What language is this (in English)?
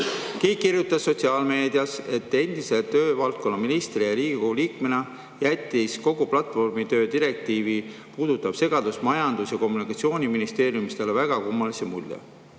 Estonian